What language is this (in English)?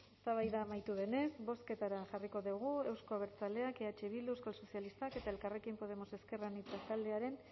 Basque